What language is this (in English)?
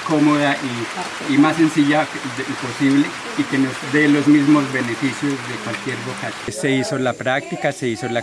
Spanish